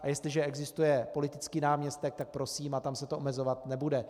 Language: Czech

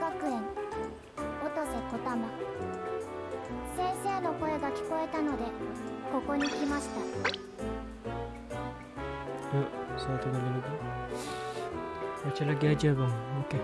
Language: Indonesian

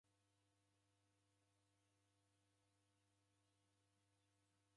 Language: Taita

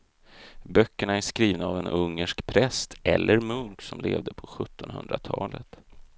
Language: Swedish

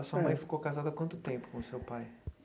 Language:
Portuguese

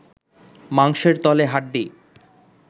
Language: Bangla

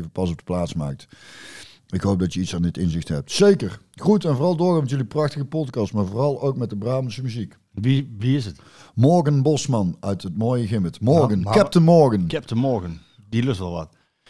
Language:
Dutch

